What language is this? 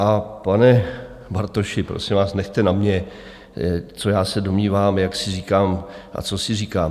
Czech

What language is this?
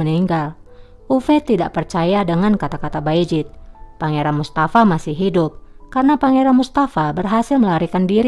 Indonesian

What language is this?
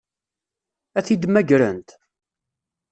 Kabyle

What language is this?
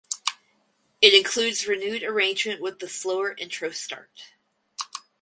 English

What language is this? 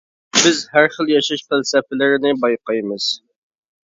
Uyghur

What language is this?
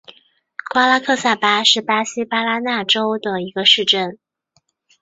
Chinese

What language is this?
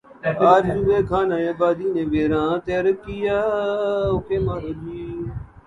Urdu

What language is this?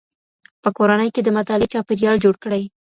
Pashto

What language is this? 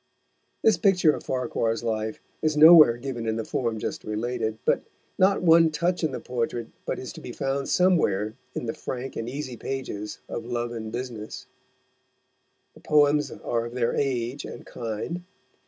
English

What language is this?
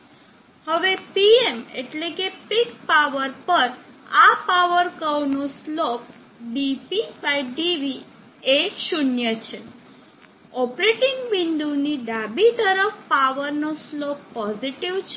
Gujarati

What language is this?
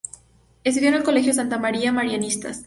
Spanish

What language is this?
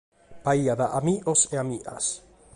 Sardinian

